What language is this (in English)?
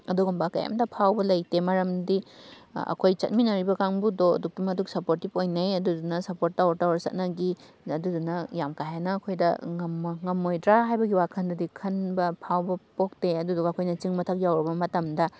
Manipuri